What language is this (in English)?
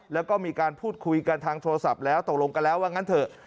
Thai